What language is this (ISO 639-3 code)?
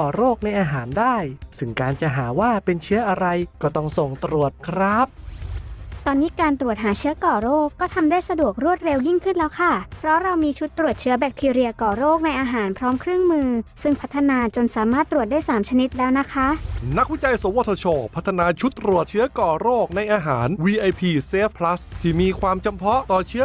tha